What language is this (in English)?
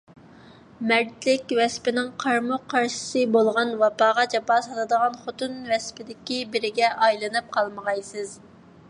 Uyghur